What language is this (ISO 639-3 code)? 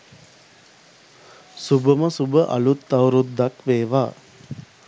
sin